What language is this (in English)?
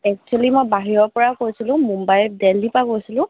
Assamese